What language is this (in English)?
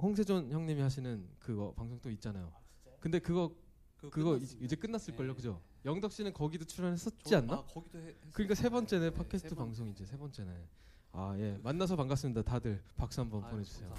Korean